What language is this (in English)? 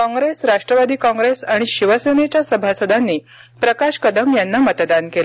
Marathi